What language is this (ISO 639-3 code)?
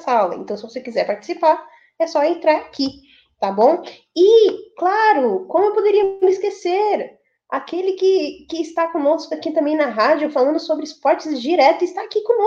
por